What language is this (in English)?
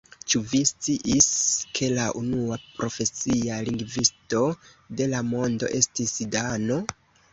Esperanto